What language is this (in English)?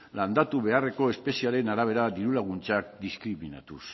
Basque